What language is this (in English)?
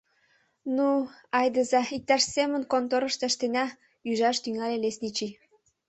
Mari